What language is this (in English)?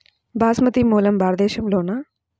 Telugu